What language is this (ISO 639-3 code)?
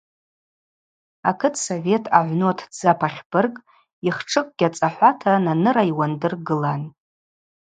abq